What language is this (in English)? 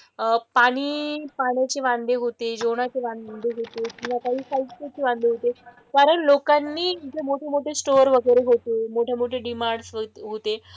Marathi